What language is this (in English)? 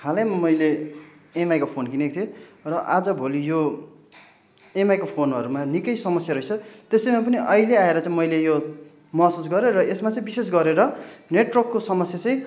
Nepali